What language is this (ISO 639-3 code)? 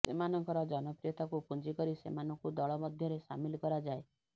ori